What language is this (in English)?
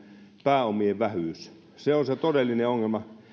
Finnish